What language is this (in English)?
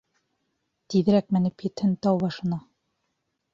Bashkir